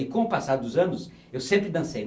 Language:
Portuguese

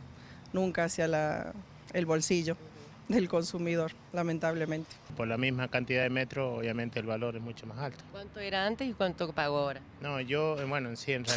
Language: Spanish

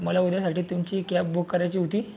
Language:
Marathi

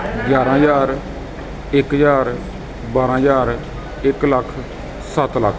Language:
Punjabi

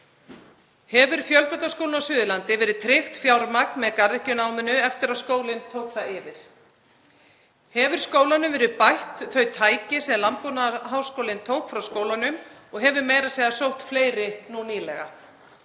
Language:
Icelandic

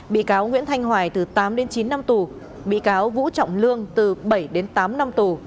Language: Vietnamese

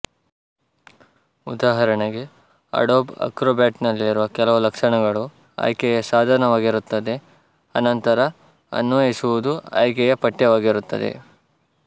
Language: Kannada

